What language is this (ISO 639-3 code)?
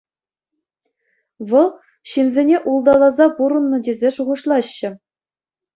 chv